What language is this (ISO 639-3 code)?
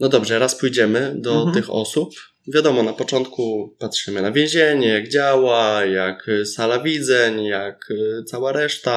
pol